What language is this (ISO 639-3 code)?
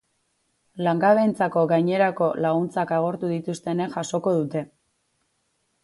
eus